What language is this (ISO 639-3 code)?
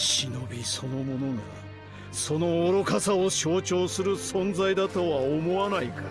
jpn